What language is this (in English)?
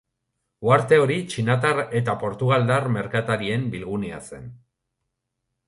Basque